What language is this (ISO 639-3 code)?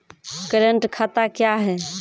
mai